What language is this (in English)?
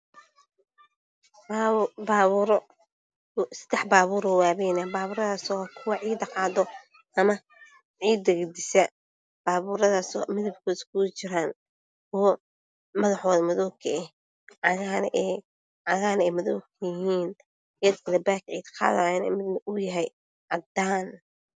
Somali